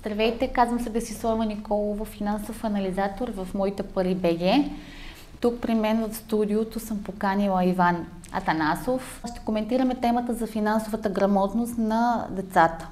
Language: Bulgarian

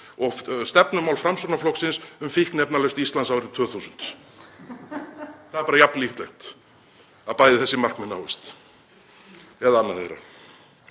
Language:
Icelandic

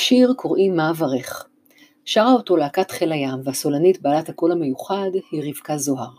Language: Hebrew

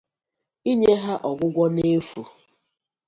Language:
Igbo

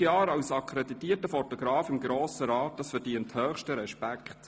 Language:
Swiss German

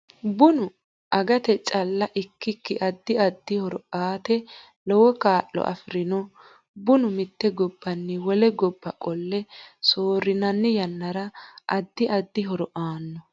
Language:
Sidamo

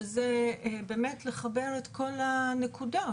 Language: Hebrew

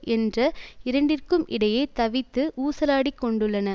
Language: Tamil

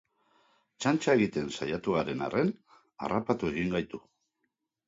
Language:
Basque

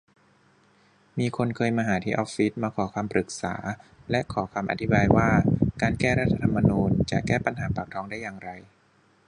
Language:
Thai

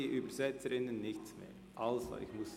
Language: Swiss German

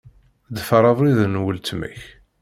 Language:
Kabyle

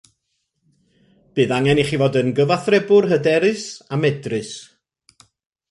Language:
Welsh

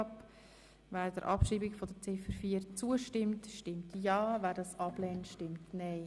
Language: Swiss German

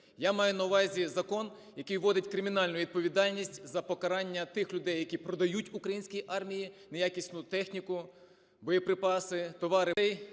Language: Ukrainian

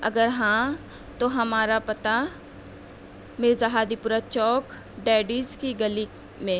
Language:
Urdu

